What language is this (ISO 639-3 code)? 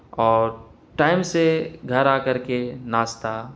urd